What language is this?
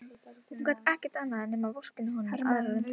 Icelandic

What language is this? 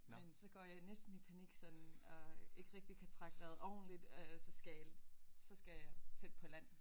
Danish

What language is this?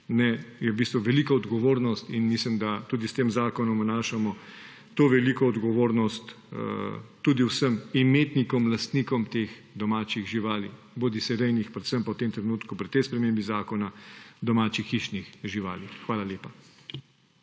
Slovenian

